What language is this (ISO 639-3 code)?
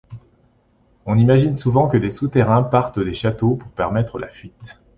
fra